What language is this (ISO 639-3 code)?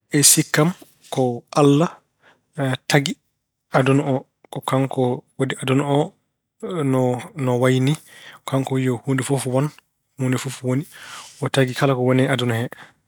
ful